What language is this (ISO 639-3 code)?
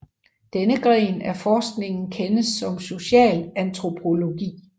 dan